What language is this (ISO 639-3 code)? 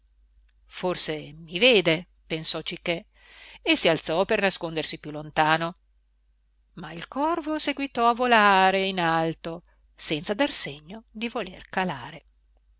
ita